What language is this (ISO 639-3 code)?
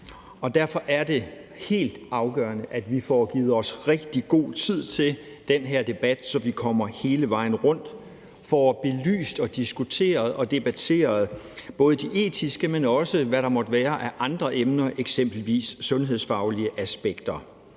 dan